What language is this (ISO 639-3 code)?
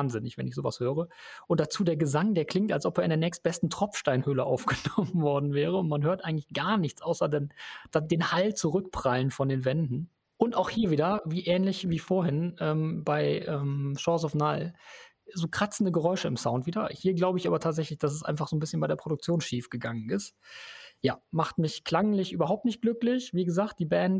deu